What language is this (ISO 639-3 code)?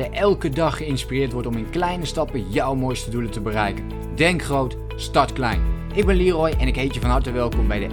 nld